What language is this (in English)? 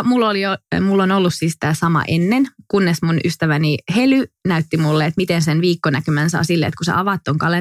Finnish